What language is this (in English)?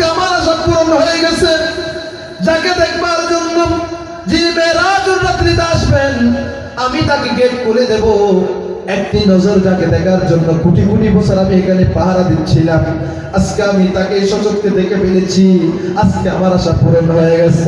Turkish